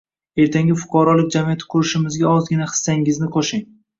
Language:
Uzbek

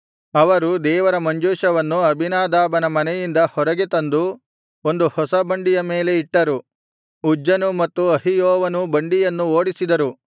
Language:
Kannada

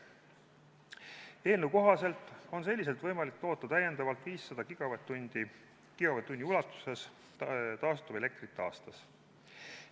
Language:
Estonian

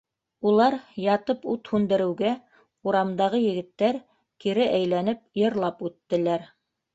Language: Bashkir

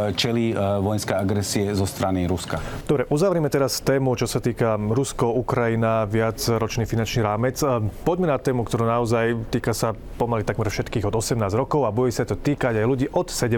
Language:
Slovak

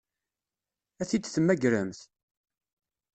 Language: Kabyle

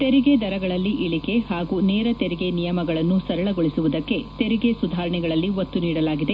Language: Kannada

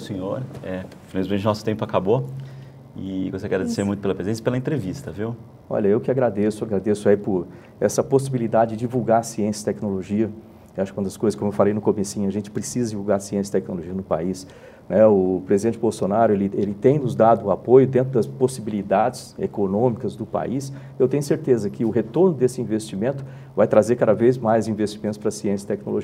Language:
Portuguese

